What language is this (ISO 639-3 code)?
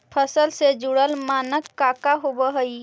mag